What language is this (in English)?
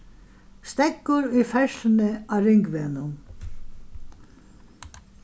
Faroese